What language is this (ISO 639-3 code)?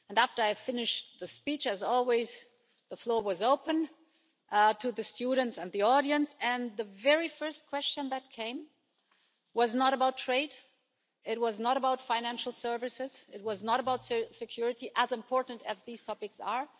eng